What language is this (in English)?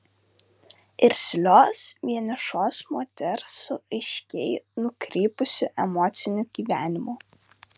Lithuanian